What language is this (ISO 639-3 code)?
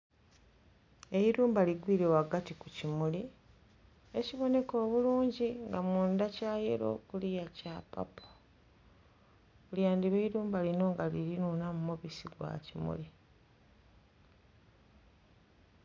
xog